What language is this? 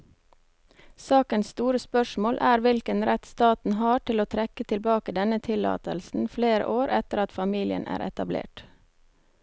Norwegian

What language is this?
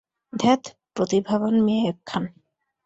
Bangla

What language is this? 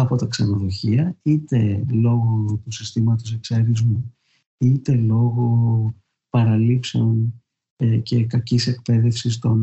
Greek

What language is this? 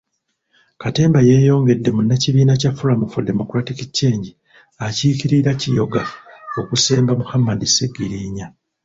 Ganda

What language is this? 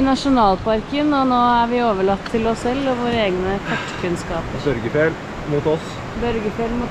Norwegian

